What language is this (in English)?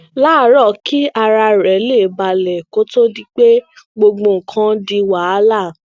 Yoruba